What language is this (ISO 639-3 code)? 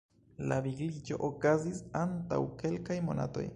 epo